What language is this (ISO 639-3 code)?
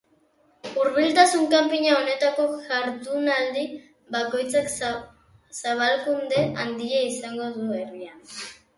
eus